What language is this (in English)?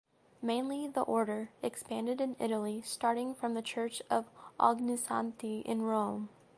English